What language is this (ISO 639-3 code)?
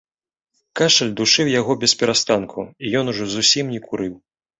bel